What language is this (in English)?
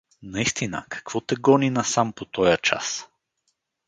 Bulgarian